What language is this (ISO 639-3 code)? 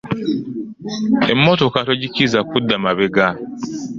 lug